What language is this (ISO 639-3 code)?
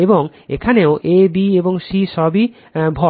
ben